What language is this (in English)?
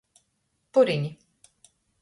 Latgalian